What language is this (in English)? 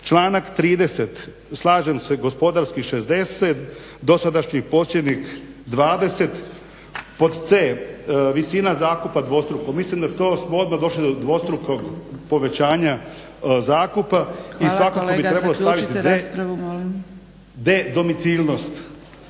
Croatian